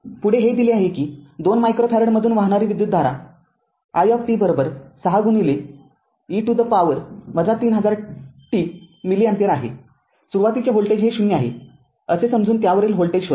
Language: Marathi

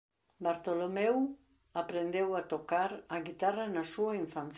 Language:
Galician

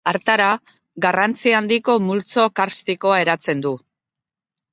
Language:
Basque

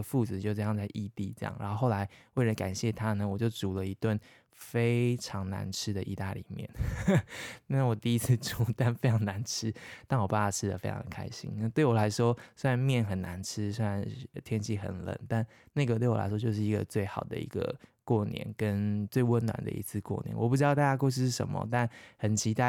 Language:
Chinese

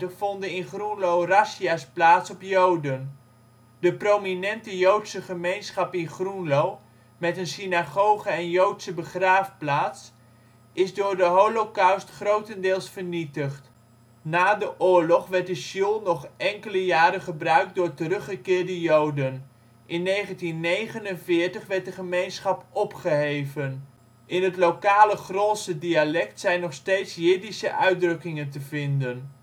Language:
Dutch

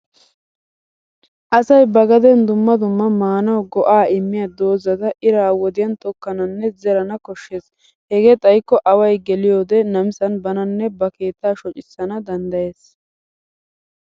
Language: Wolaytta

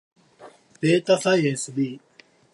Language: Japanese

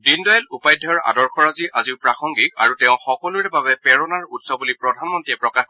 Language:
Assamese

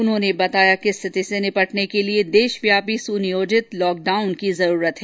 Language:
Hindi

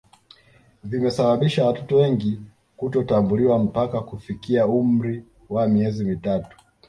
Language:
Swahili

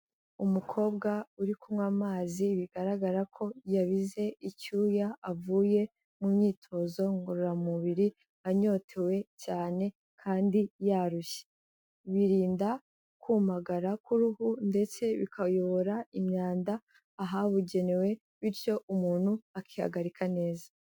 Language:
Kinyarwanda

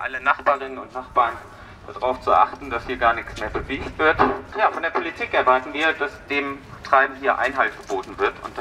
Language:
German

